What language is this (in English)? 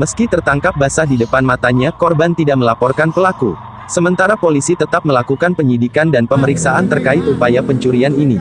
Indonesian